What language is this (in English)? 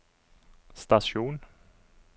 Norwegian